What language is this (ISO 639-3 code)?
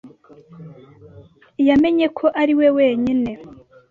kin